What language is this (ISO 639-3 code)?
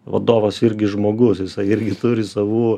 lit